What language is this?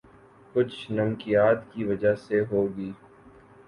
Urdu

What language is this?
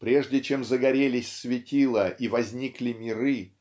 Russian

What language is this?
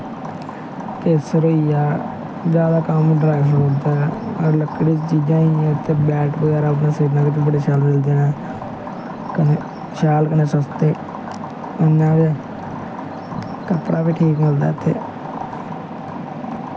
Dogri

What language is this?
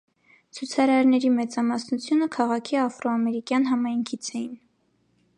Armenian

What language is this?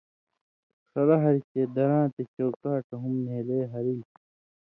Indus Kohistani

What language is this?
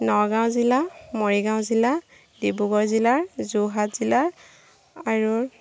Assamese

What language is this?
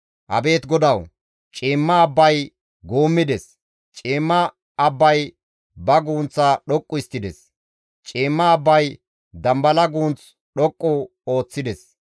Gamo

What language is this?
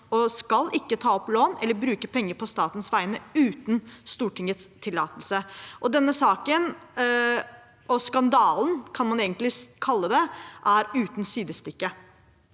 Norwegian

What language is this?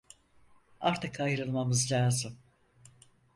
Turkish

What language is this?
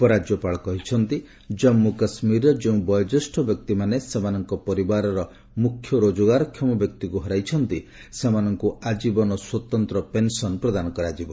Odia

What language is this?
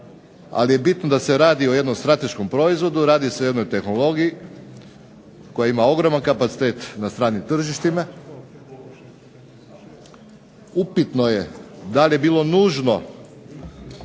Croatian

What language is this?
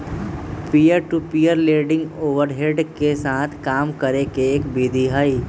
Magahi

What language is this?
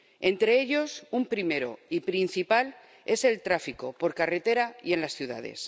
Spanish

